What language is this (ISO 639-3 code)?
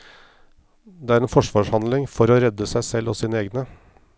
nor